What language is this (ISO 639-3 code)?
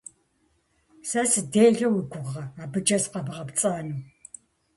kbd